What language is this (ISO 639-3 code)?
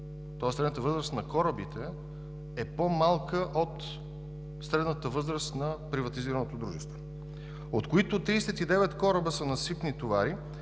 bul